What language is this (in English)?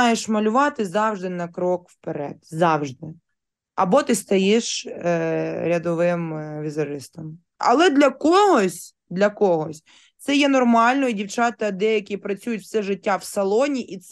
Ukrainian